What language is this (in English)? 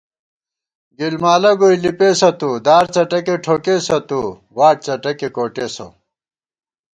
Gawar-Bati